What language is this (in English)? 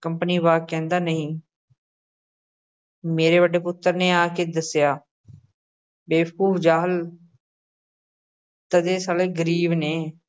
Punjabi